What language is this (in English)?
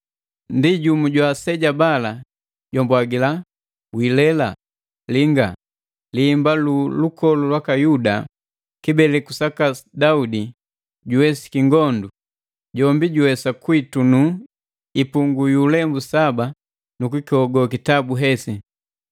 Matengo